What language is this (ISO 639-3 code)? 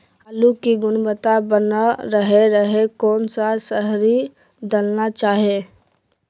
mag